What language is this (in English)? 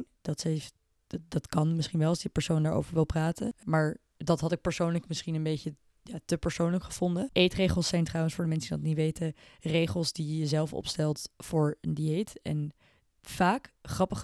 Dutch